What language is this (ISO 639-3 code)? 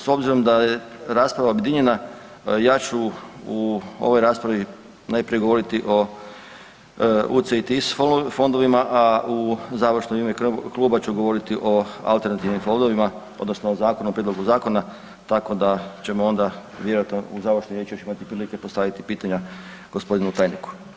hrv